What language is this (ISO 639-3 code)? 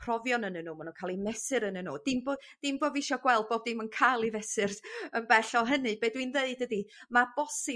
cym